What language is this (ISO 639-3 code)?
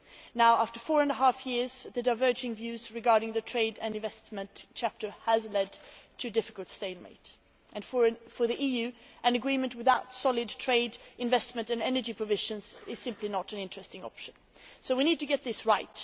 eng